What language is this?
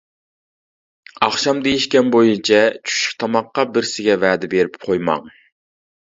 Uyghur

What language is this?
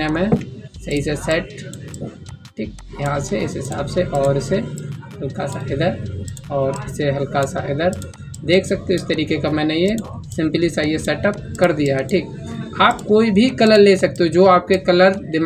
Hindi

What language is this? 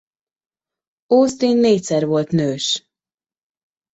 Hungarian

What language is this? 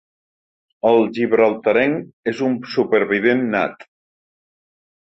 Catalan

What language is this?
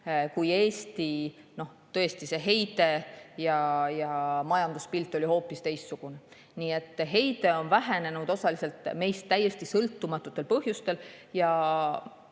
Estonian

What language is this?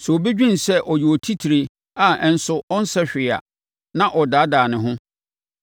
Akan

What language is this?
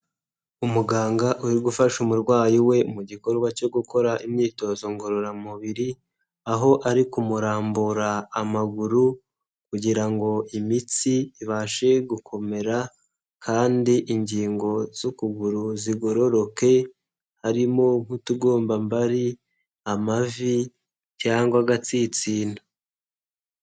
Kinyarwanda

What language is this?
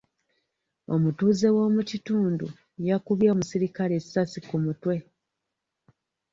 Ganda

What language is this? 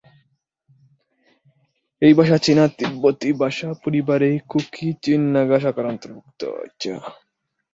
Bangla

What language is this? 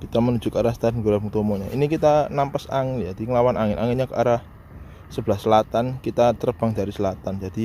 Indonesian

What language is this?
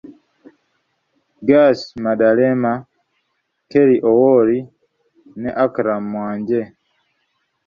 Ganda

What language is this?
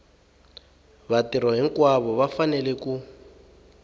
Tsonga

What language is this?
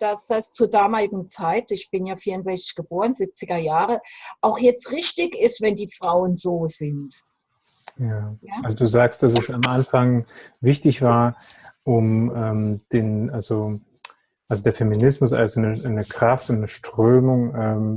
German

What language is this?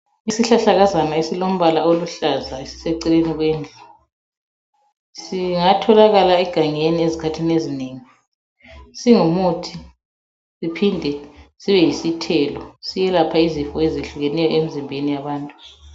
North Ndebele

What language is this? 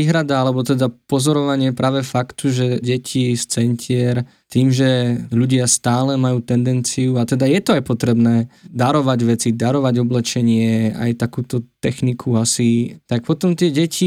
Slovak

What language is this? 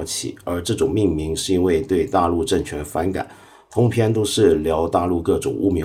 Chinese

